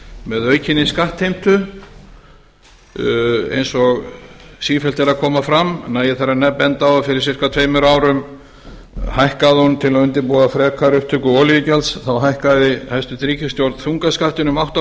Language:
Icelandic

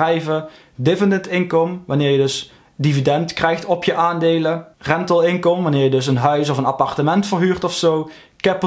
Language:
Dutch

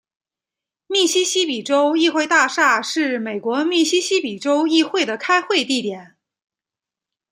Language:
Chinese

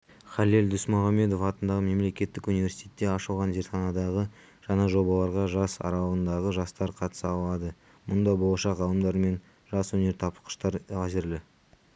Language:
Kazakh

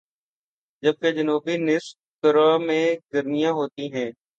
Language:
Urdu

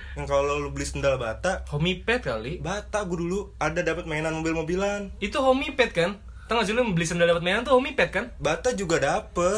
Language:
Indonesian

